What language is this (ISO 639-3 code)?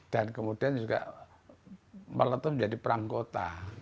ind